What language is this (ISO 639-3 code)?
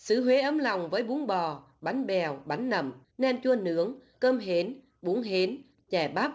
vie